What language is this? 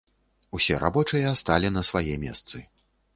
Belarusian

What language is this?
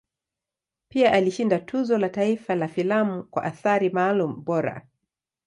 Swahili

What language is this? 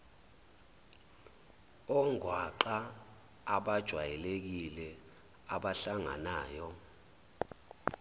Zulu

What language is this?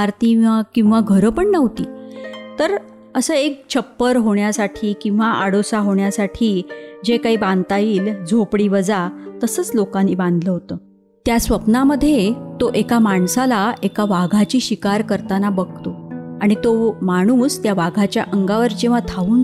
Marathi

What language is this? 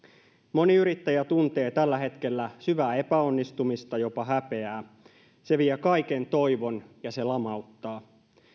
Finnish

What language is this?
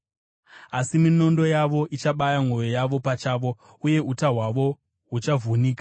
Shona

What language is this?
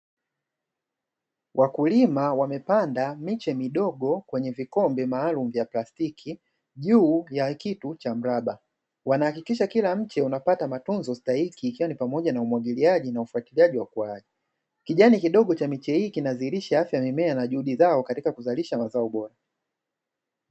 Swahili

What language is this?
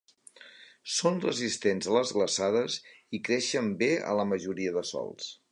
Catalan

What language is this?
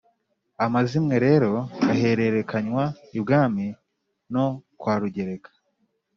Kinyarwanda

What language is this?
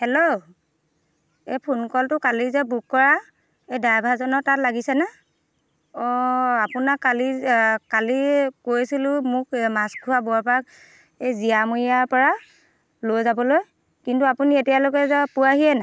Assamese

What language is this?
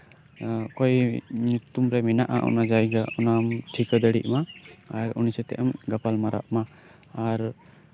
Santali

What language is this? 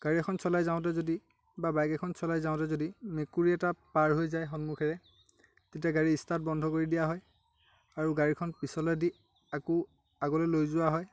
Assamese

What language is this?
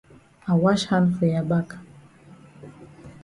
Cameroon Pidgin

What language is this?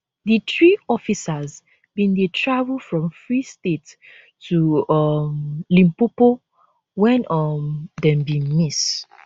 Nigerian Pidgin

